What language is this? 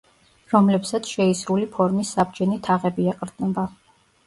Georgian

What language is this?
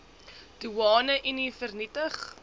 Afrikaans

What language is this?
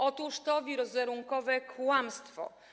Polish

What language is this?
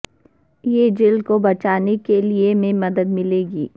Urdu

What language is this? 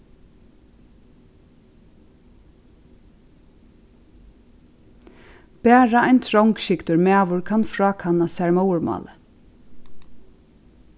Faroese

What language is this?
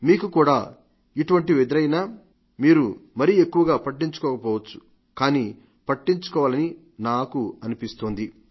Telugu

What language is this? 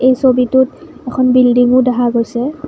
Assamese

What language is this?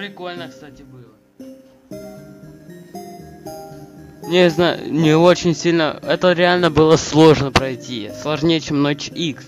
Russian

